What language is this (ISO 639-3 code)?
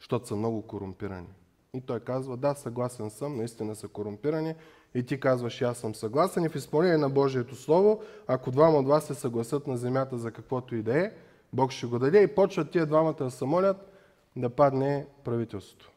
bul